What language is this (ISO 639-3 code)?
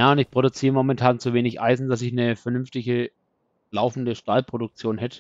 deu